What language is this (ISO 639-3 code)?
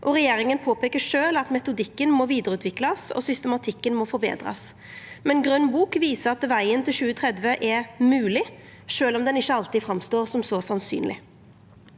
nor